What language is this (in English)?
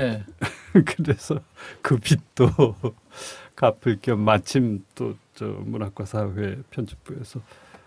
Korean